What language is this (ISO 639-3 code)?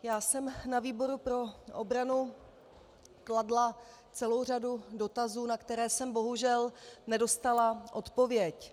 ces